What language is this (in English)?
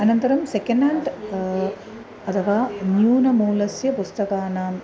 Sanskrit